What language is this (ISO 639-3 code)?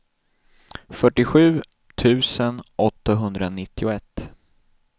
swe